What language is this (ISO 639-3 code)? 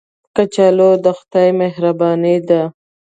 pus